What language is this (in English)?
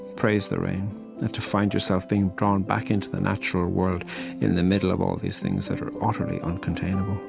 English